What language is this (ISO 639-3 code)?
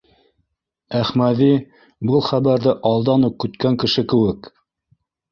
bak